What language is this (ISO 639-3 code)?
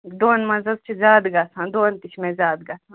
kas